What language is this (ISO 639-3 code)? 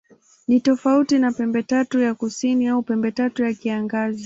swa